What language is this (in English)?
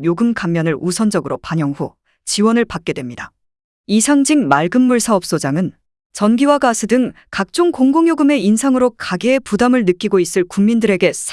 Korean